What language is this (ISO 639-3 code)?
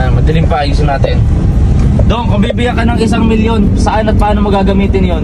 fil